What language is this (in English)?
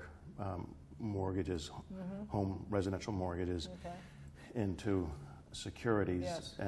English